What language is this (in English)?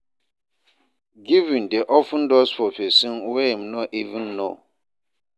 Nigerian Pidgin